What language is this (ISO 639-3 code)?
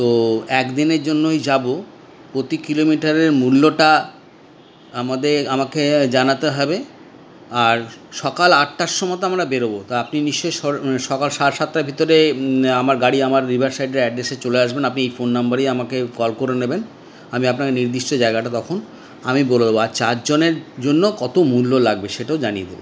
ben